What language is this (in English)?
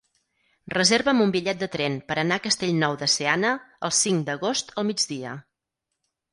Catalan